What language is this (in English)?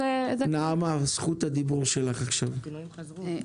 Hebrew